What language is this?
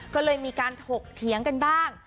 Thai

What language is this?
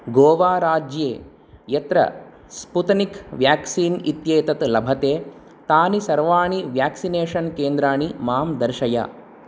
Sanskrit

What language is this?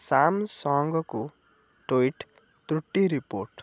Odia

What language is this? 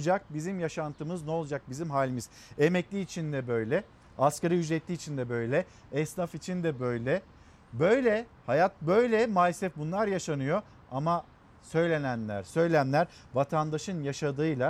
Turkish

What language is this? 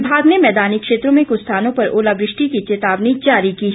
Hindi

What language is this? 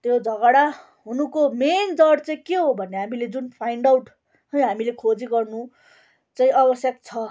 Nepali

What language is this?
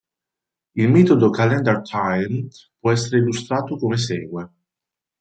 Italian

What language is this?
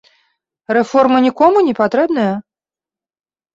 Belarusian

